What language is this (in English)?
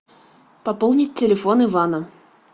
Russian